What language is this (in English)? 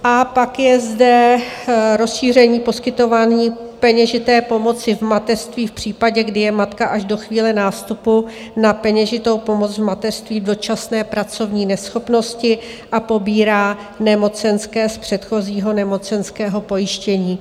Czech